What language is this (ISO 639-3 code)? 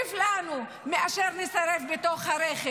heb